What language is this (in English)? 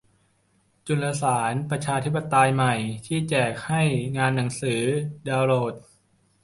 Thai